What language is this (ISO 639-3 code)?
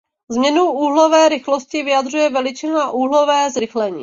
ces